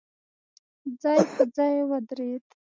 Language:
Pashto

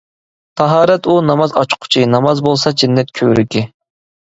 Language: Uyghur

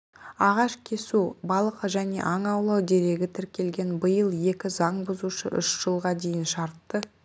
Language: Kazakh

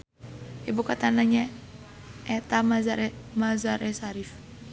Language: Sundanese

